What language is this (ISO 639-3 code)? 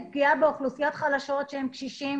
heb